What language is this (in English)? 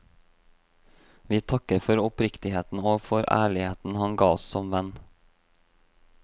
Norwegian